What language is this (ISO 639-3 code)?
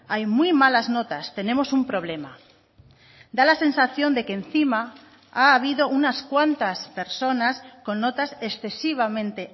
spa